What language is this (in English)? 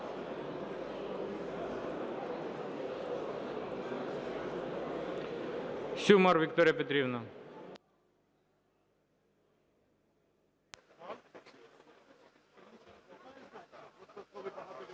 Ukrainian